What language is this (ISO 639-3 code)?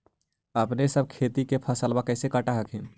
mag